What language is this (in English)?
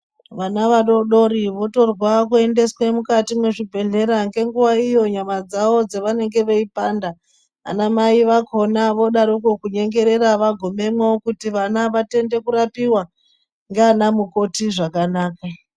Ndau